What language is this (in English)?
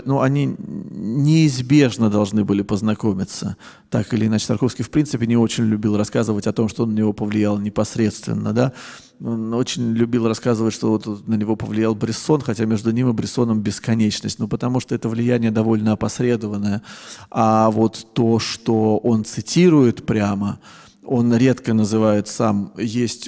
Russian